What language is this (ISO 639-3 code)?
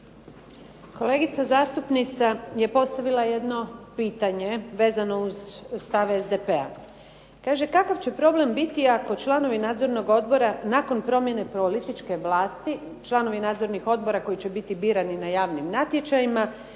hrv